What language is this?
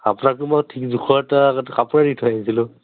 Assamese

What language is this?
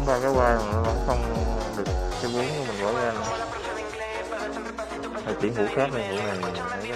Vietnamese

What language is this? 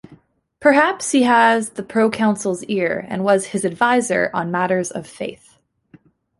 English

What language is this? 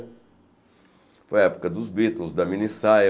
Portuguese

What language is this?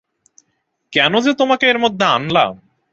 Bangla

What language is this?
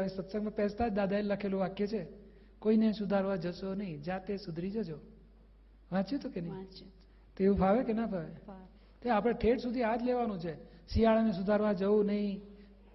Gujarati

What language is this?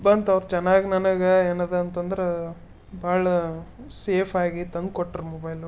Kannada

